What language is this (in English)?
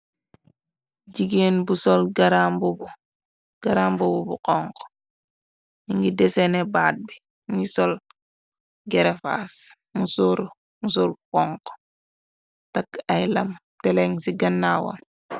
Wolof